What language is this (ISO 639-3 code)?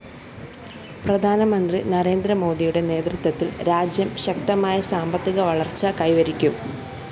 mal